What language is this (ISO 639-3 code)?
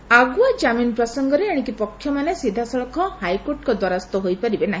ori